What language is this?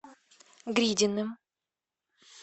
Russian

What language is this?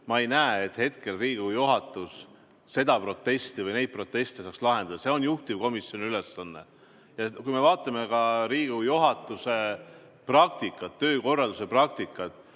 Estonian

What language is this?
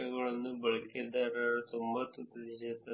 Kannada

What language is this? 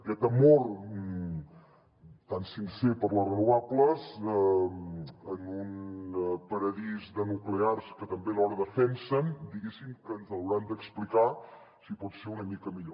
Catalan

